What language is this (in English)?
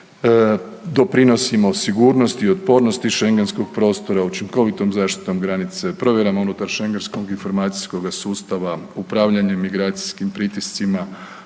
Croatian